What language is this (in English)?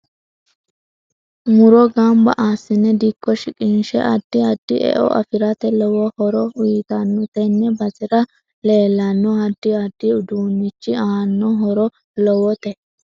Sidamo